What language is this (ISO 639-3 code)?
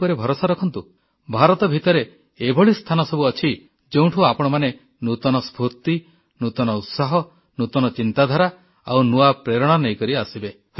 ori